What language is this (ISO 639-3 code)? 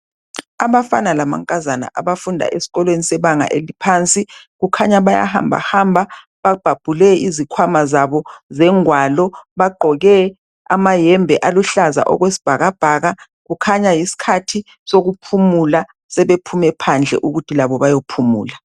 nde